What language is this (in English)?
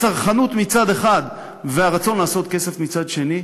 Hebrew